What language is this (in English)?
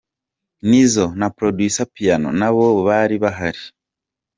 Kinyarwanda